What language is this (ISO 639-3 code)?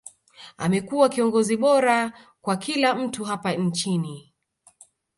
swa